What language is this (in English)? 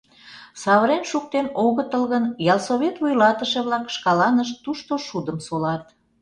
Mari